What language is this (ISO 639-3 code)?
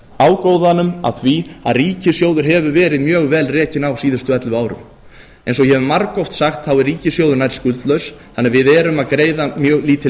isl